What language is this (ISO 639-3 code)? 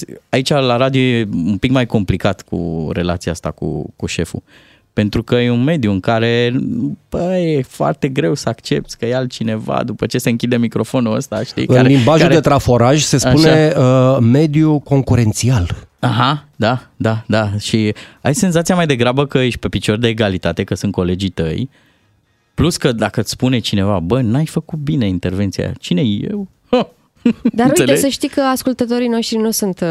ron